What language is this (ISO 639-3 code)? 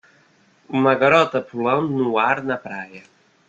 por